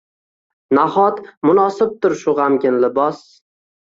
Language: Uzbek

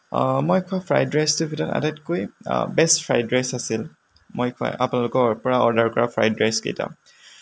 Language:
Assamese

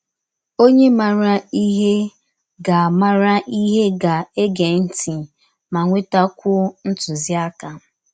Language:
Igbo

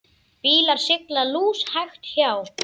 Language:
Icelandic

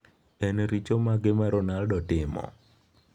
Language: Luo (Kenya and Tanzania)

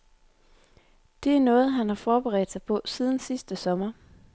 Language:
Danish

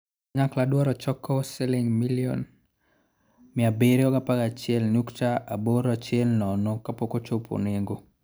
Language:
Luo (Kenya and Tanzania)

